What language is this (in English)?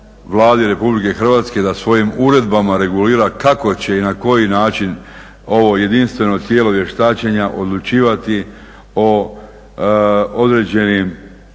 Croatian